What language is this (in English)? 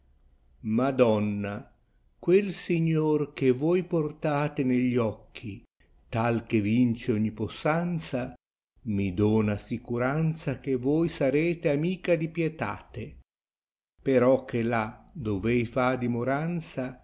Italian